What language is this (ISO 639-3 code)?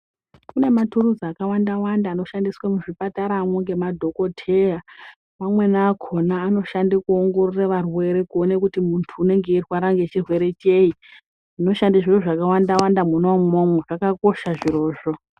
ndc